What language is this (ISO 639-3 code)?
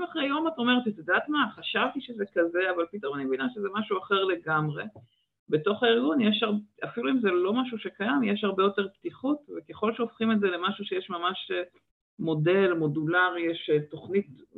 heb